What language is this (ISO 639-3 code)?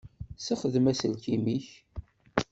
kab